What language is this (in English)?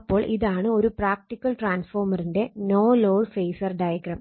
Malayalam